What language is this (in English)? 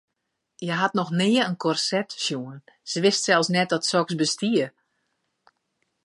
Western Frisian